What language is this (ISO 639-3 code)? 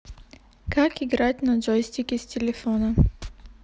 rus